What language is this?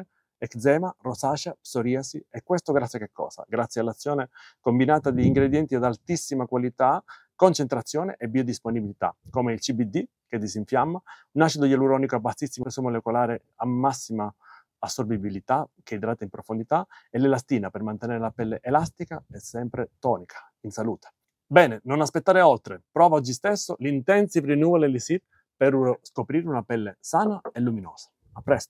Italian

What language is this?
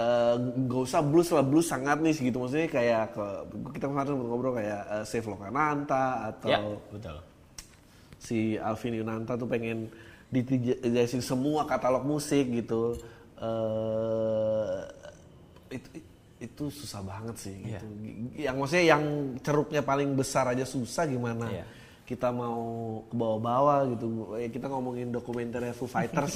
Indonesian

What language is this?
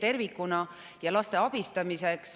Estonian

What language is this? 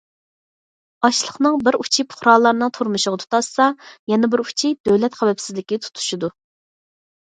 Uyghur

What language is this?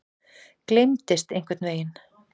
Icelandic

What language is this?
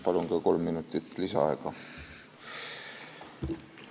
Estonian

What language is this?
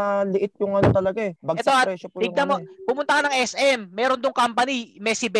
Filipino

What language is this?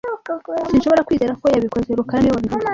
Kinyarwanda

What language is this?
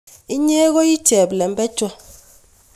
Kalenjin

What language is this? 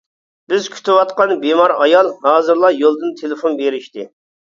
Uyghur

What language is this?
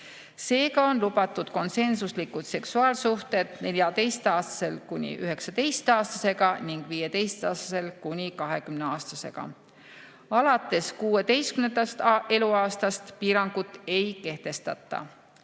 Estonian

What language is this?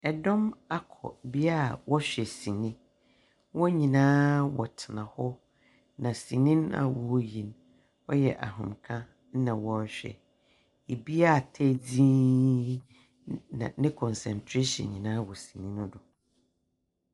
Akan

